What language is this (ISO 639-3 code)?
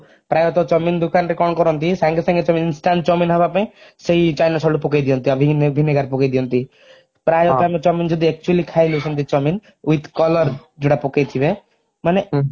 ori